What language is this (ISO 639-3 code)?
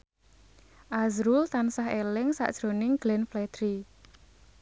jav